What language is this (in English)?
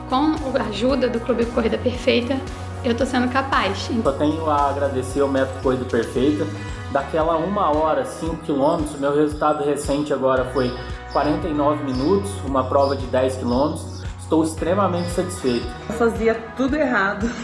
Portuguese